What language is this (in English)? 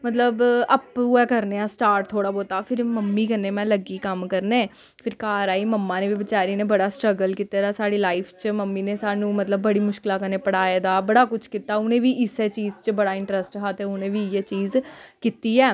Dogri